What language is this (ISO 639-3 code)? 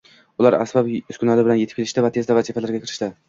uzb